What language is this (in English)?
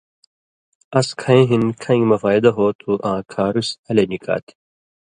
Indus Kohistani